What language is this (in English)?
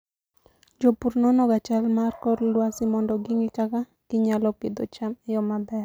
Luo (Kenya and Tanzania)